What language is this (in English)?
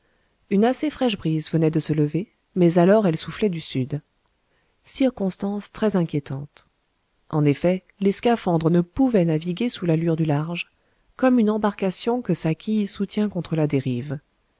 French